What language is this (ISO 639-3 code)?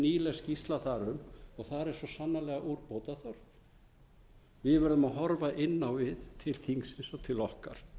isl